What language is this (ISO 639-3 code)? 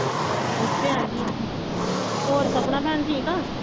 pan